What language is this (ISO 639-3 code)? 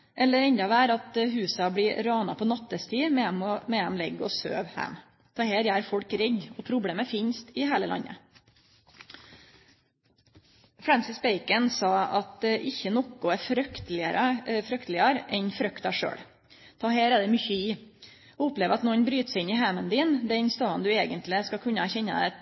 nno